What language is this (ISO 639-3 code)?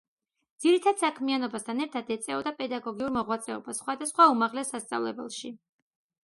kat